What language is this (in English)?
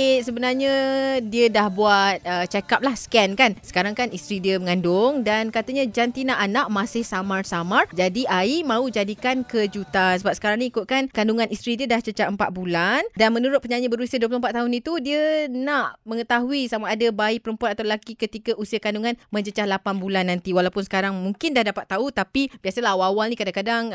Malay